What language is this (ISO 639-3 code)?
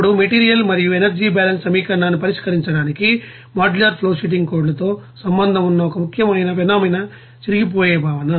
tel